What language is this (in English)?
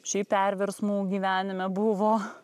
Lithuanian